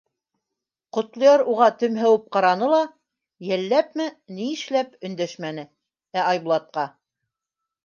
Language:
Bashkir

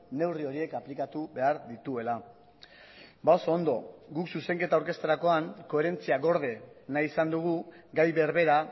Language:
Basque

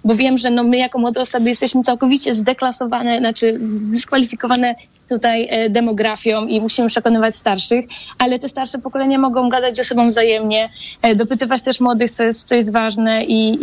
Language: Polish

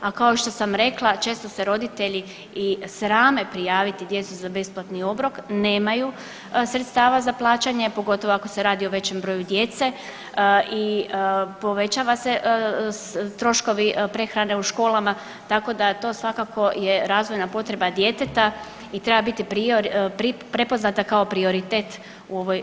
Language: Croatian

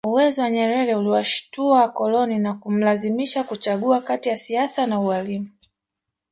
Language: Swahili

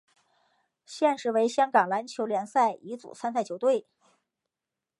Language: Chinese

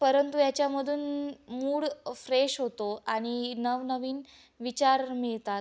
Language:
Marathi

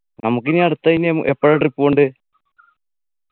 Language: Malayalam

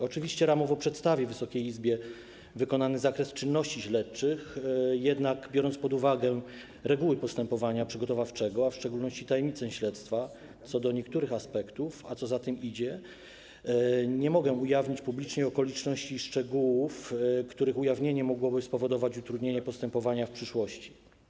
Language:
Polish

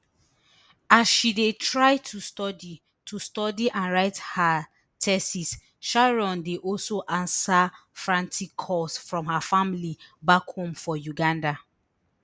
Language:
Nigerian Pidgin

